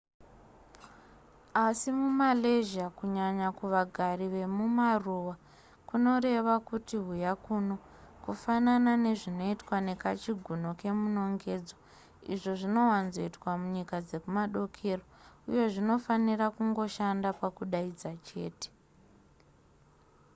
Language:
Shona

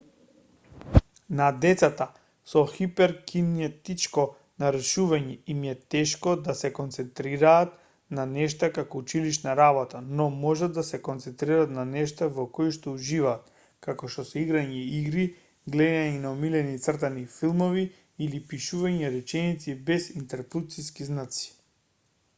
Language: Macedonian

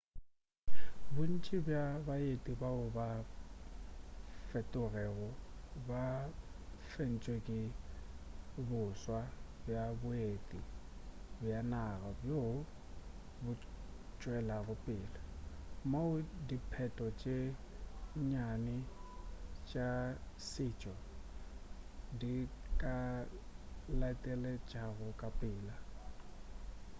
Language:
Northern Sotho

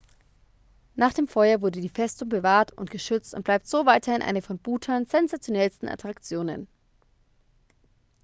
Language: German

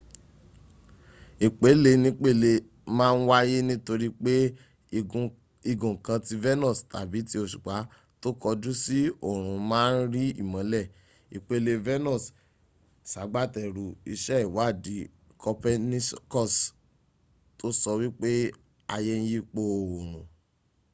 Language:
Yoruba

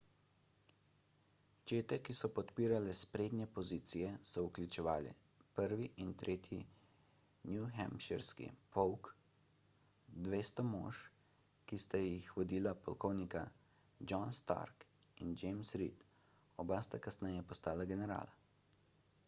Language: Slovenian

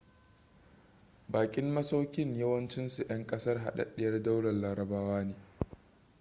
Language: Hausa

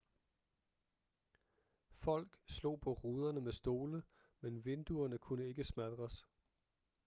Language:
Danish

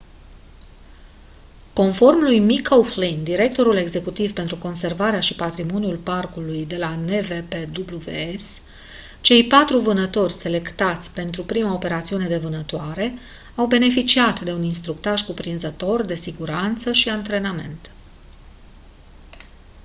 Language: Romanian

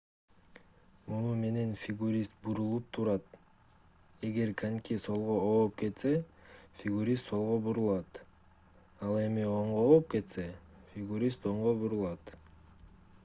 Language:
Kyrgyz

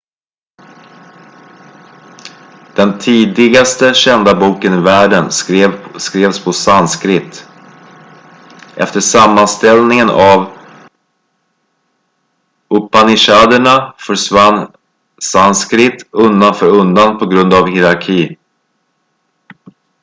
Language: Swedish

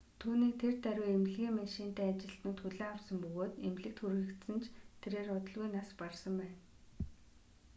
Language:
Mongolian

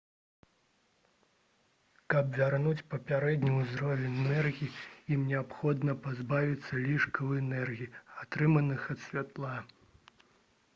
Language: Belarusian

